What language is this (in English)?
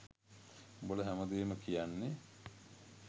Sinhala